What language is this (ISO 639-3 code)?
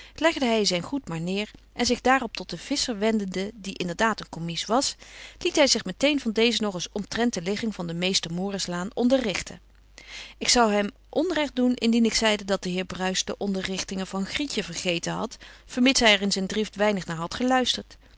nld